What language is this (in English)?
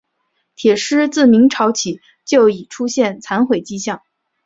Chinese